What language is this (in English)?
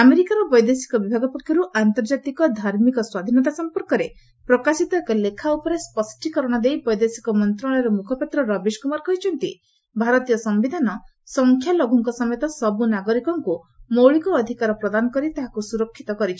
Odia